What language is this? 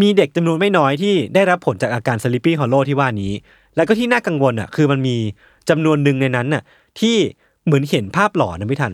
Thai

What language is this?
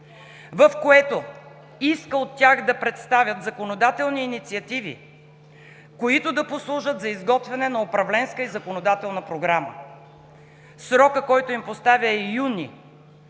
Bulgarian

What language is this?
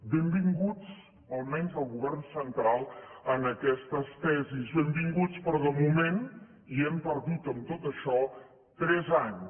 Catalan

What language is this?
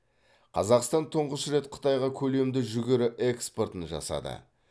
Kazakh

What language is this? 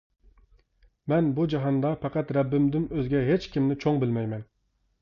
Uyghur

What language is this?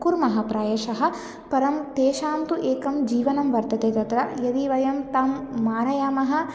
Sanskrit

